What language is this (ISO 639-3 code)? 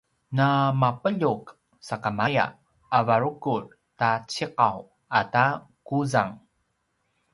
pwn